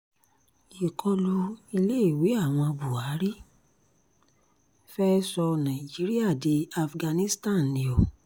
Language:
Yoruba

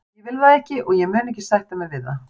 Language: Icelandic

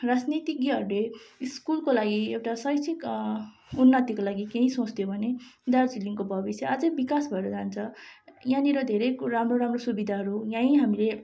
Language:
Nepali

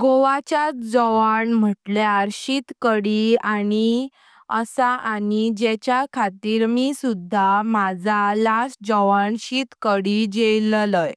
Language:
Konkani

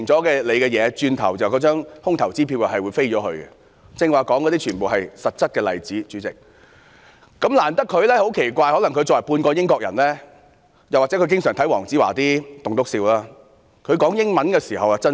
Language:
Cantonese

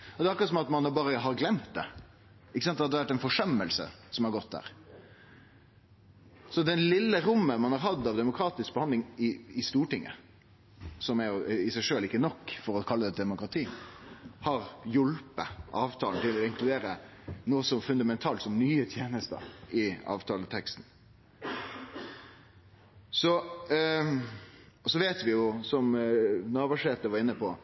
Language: Norwegian Nynorsk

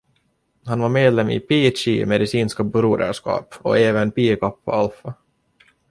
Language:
Swedish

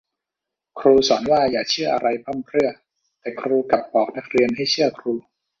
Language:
Thai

